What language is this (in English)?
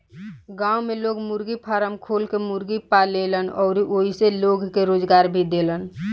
Bhojpuri